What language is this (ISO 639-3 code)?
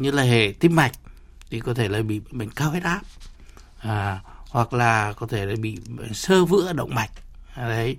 vie